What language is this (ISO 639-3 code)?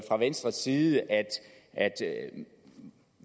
dan